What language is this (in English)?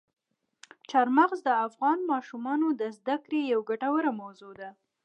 Pashto